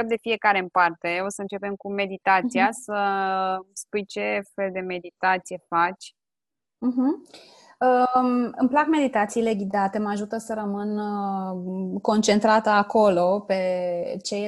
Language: Romanian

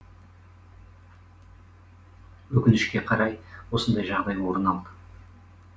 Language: Kazakh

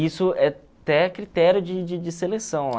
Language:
Portuguese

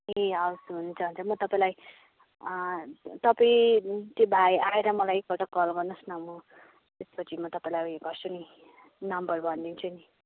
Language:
Nepali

